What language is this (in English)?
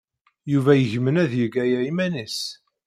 Kabyle